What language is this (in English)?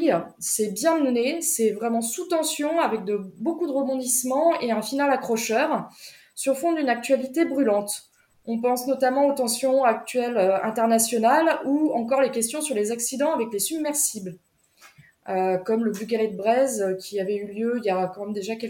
French